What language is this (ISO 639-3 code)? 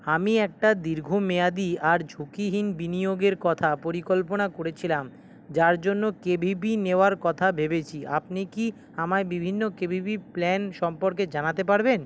ben